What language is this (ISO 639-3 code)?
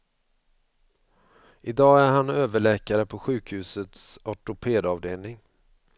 swe